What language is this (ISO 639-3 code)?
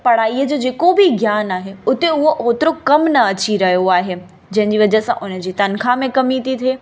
snd